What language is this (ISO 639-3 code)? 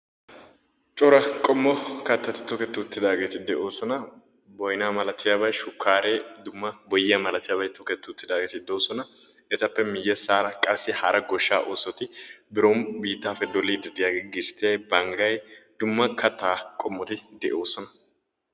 wal